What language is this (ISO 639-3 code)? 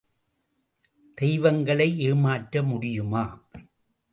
tam